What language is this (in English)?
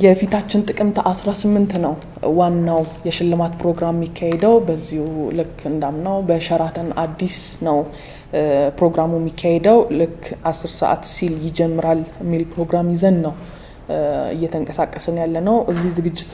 French